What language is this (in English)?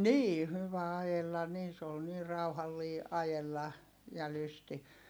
Finnish